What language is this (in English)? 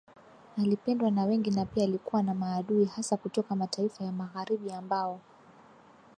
Swahili